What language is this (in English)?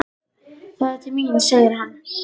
Icelandic